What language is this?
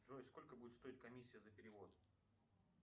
Russian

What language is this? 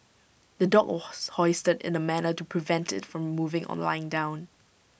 English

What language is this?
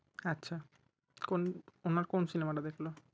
Bangla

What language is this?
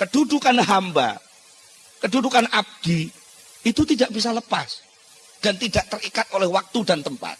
Indonesian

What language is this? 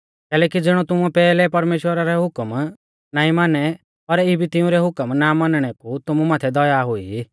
Mahasu Pahari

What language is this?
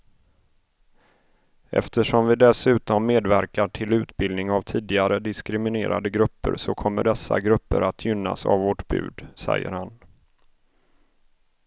Swedish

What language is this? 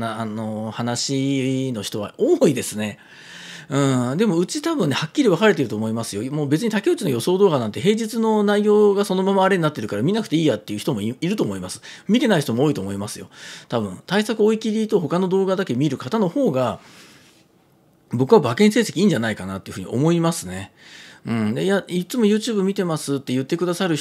Japanese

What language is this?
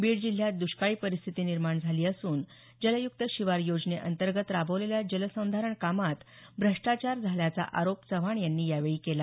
Marathi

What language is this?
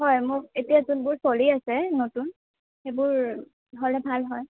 Assamese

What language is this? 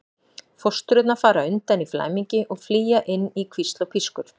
Icelandic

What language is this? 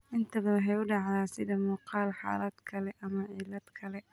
Somali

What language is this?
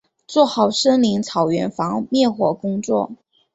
Chinese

